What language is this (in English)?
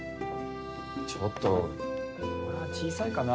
Japanese